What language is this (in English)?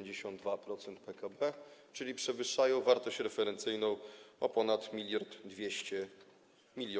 Polish